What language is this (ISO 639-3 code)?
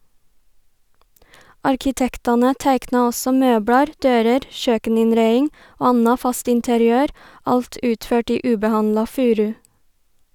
nor